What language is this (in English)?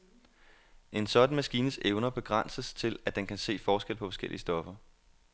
Danish